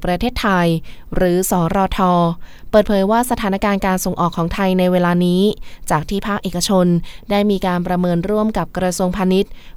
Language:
Thai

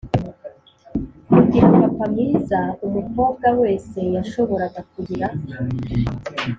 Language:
Kinyarwanda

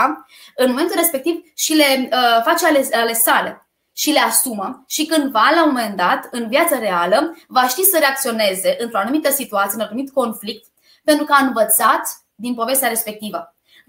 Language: Romanian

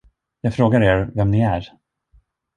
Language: Swedish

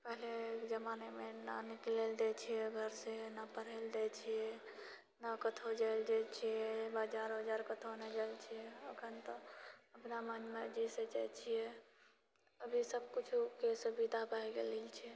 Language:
Maithili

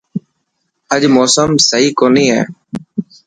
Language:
Dhatki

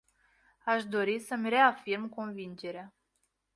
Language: Romanian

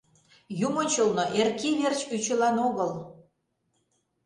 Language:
Mari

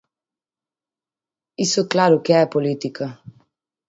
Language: Galician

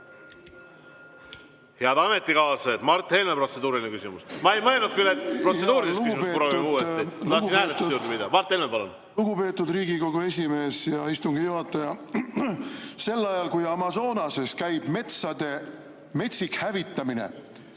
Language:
Estonian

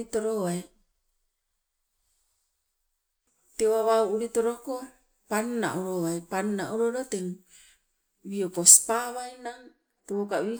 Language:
Sibe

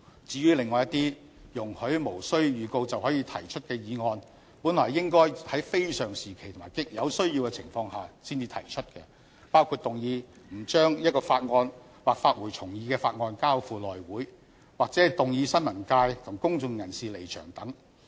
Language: Cantonese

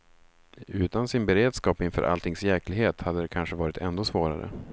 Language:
Swedish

